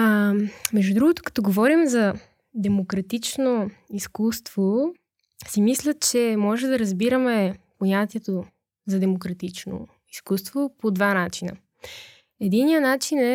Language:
Bulgarian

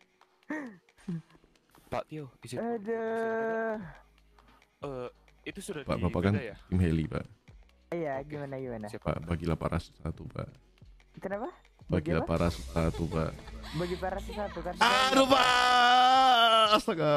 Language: Indonesian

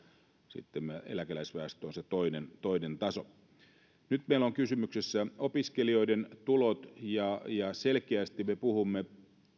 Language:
Finnish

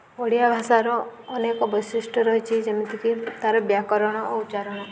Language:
Odia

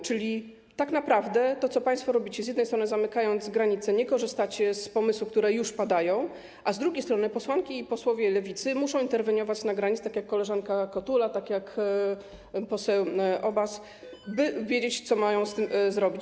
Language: Polish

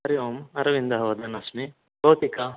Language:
Sanskrit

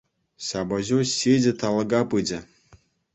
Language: Chuvash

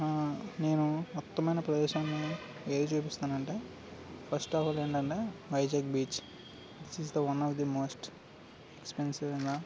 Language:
Telugu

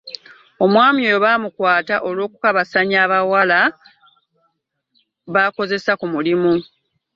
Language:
Ganda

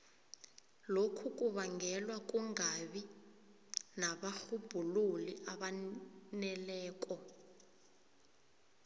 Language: South Ndebele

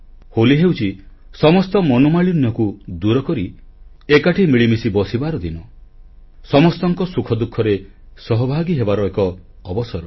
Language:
Odia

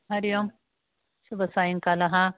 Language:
Sanskrit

